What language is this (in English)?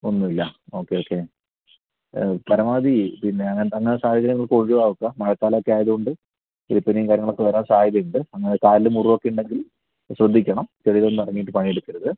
Malayalam